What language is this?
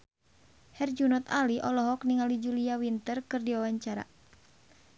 Sundanese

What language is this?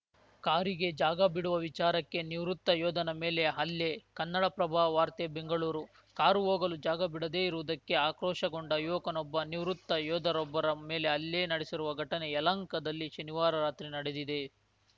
Kannada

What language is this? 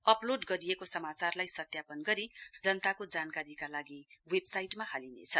Nepali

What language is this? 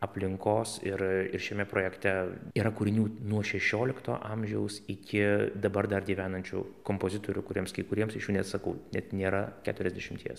Lithuanian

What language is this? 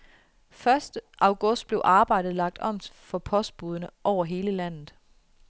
Danish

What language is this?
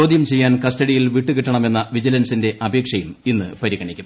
Malayalam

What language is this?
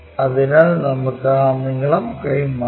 Malayalam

